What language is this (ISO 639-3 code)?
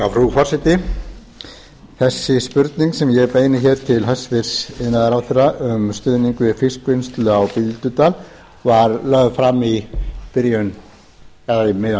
isl